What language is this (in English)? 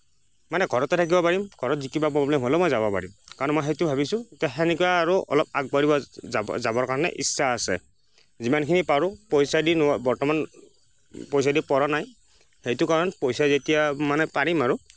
Assamese